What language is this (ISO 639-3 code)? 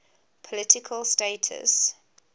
eng